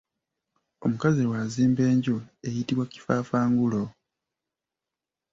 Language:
Ganda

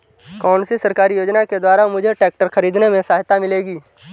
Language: Hindi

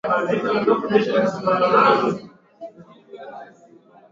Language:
Swahili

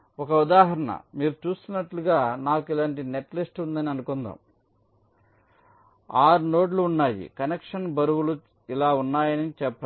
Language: Telugu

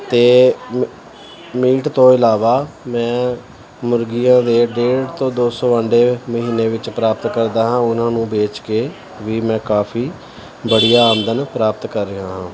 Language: Punjabi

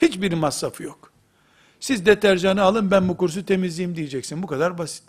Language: Turkish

